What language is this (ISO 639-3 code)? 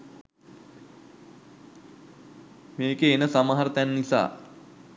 sin